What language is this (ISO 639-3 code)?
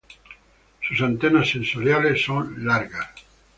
spa